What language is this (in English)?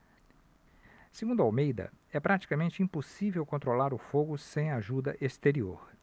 Portuguese